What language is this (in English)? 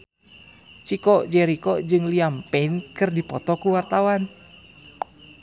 Sundanese